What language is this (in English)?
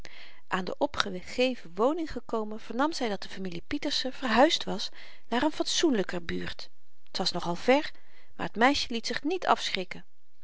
Dutch